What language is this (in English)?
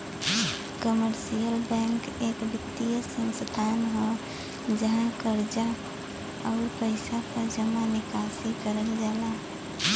Bhojpuri